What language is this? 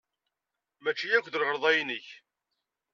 Kabyle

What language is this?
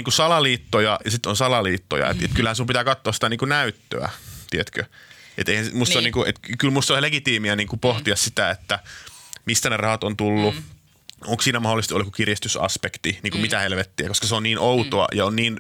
Finnish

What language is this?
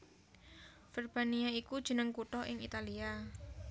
Javanese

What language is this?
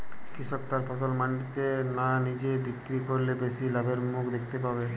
Bangla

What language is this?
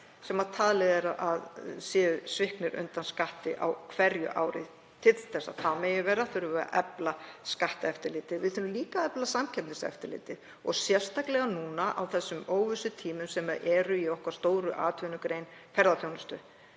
Icelandic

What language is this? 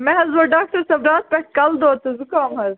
Kashmiri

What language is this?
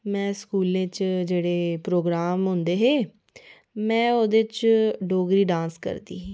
Dogri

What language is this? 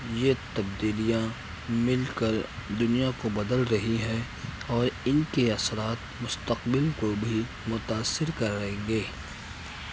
Urdu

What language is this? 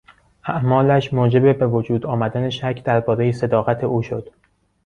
Persian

